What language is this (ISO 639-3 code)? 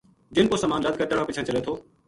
gju